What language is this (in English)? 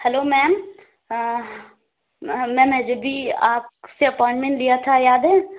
Urdu